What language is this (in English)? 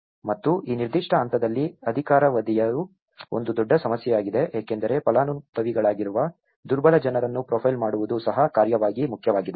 Kannada